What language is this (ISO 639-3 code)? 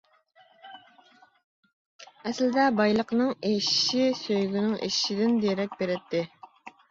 uig